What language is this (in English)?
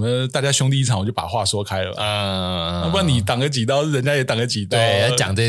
Chinese